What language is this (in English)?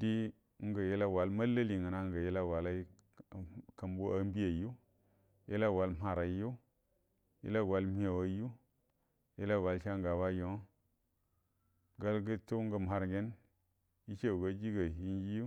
Buduma